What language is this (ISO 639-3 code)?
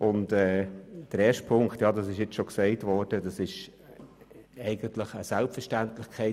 gsw